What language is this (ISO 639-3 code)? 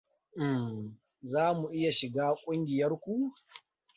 hau